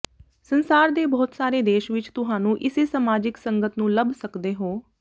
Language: Punjabi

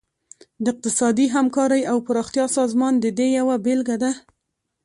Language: Pashto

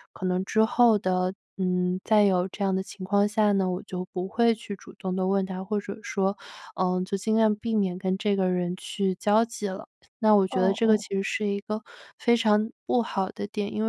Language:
Chinese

